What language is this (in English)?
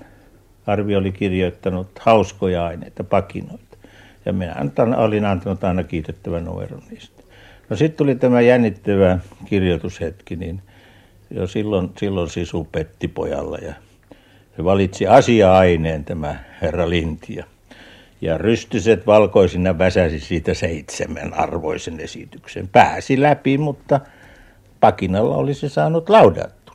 Finnish